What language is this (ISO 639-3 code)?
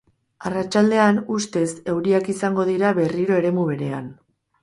eus